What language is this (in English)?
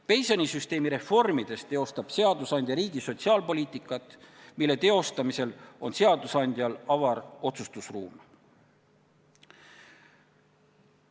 Estonian